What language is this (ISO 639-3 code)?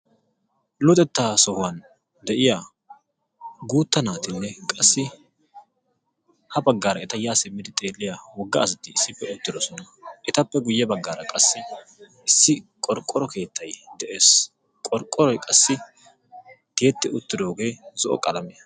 wal